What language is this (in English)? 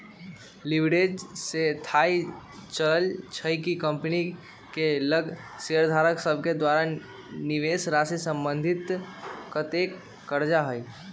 Magahi